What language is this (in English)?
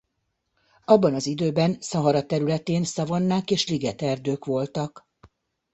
Hungarian